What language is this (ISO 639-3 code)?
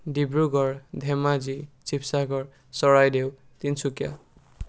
asm